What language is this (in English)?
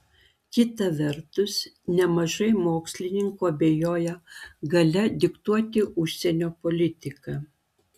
Lithuanian